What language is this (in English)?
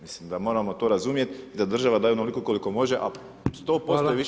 Croatian